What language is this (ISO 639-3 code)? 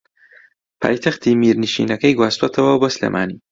ckb